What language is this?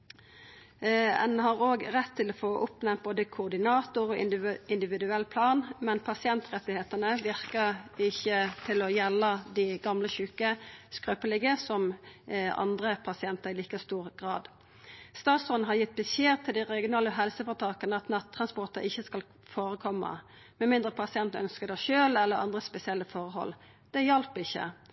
Norwegian Nynorsk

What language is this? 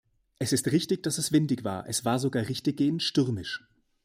German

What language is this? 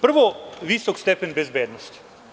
Serbian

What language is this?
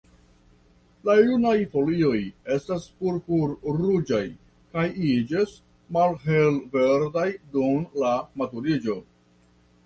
Esperanto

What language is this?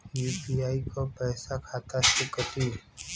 Bhojpuri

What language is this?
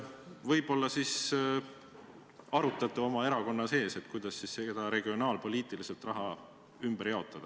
Estonian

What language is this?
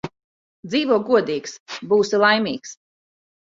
Latvian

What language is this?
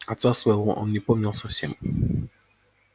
Russian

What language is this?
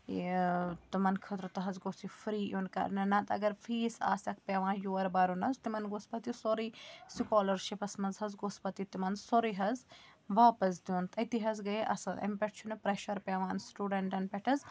Kashmiri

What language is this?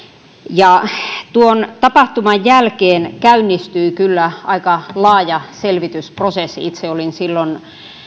Finnish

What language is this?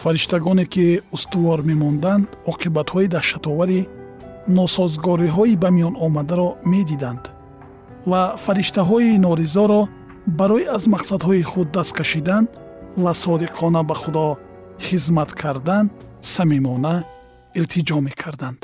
Persian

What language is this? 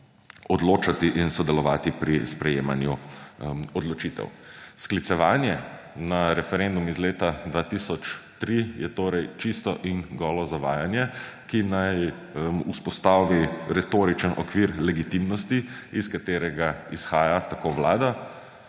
Slovenian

